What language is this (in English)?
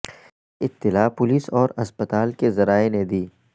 Urdu